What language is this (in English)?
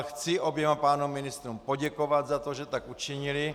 Czech